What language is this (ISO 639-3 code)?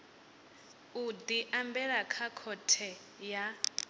ven